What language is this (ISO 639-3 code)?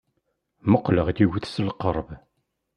kab